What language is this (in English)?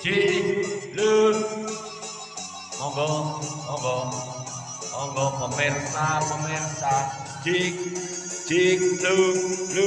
Indonesian